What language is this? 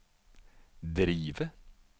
Norwegian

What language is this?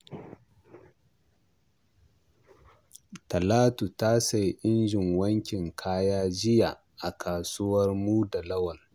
Hausa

